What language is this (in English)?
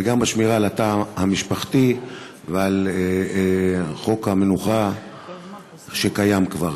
Hebrew